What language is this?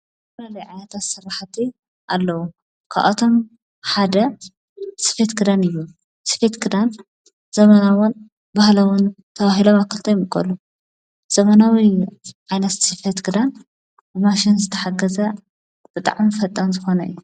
Tigrinya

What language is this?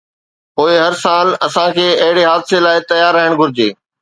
Sindhi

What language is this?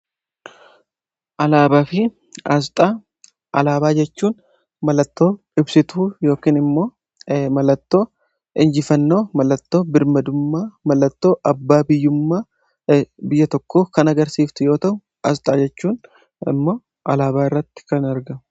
Oromo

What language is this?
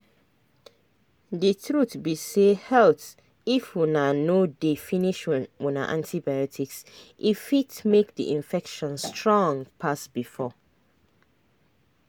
Nigerian Pidgin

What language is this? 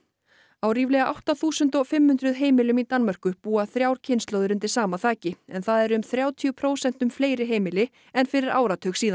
Icelandic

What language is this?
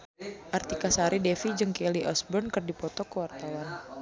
Sundanese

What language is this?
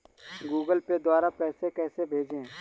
Hindi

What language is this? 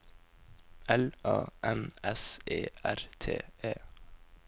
Norwegian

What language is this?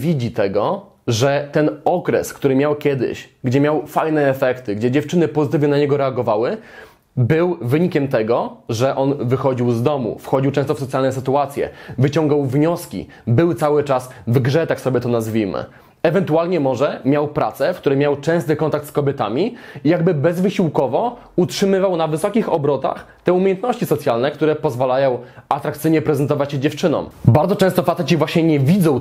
Polish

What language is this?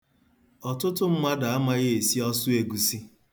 Igbo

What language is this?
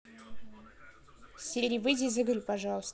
Russian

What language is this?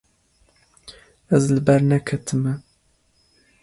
Kurdish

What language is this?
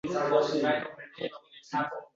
Uzbek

